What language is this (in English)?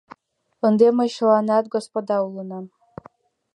Mari